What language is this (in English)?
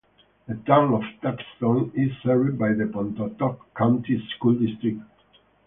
English